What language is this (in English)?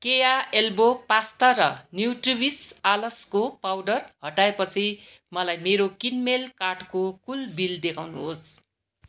Nepali